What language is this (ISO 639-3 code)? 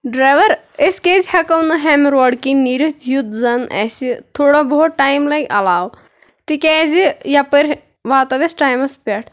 kas